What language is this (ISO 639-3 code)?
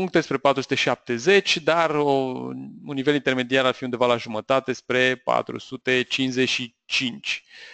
ron